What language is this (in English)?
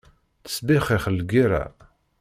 Kabyle